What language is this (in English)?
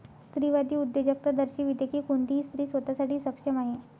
Marathi